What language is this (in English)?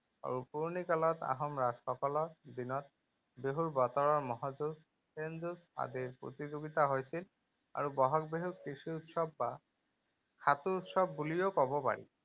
Assamese